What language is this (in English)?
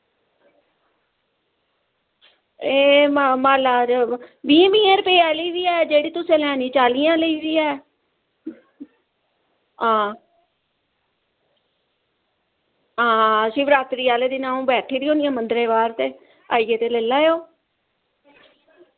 Dogri